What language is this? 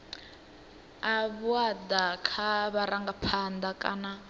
Venda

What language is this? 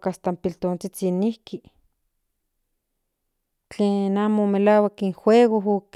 Central Nahuatl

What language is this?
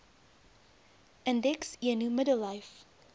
Afrikaans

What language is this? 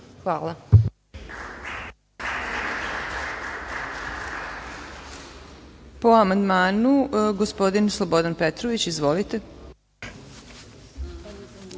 Serbian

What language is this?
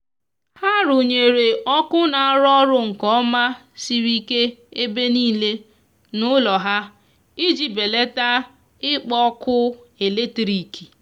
Igbo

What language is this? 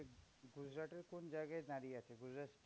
Bangla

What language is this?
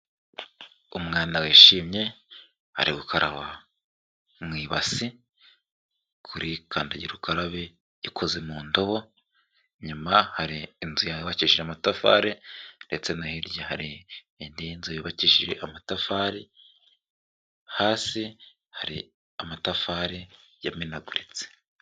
Kinyarwanda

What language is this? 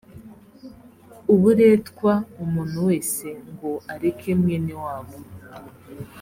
Kinyarwanda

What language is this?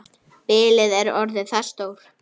Icelandic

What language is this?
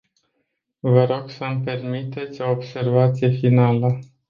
Romanian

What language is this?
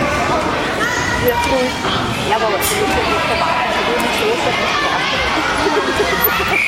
Danish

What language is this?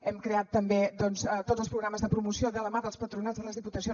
Catalan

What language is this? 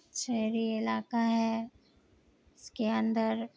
Urdu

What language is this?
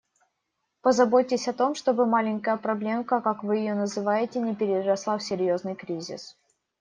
Russian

